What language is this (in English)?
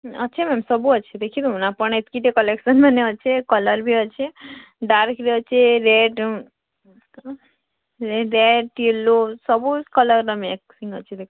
Odia